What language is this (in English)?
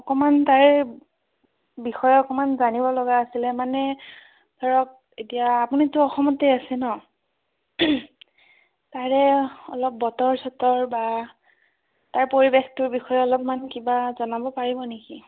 Assamese